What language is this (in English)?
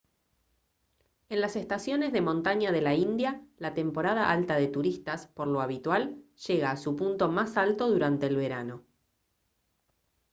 Spanish